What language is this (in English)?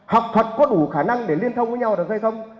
Vietnamese